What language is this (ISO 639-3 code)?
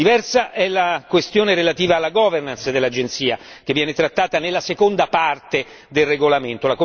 ita